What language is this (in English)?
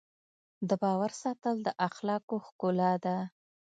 Pashto